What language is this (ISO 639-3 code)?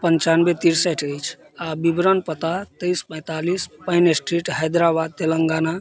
mai